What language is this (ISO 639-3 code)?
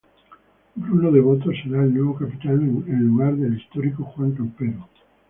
spa